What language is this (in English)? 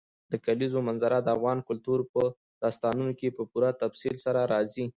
Pashto